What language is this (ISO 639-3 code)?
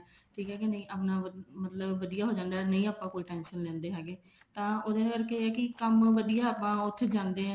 pan